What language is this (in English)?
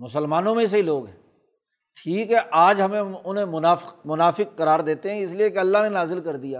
Urdu